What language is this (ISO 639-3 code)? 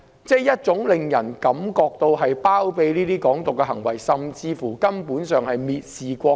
yue